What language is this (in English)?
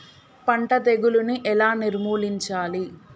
Telugu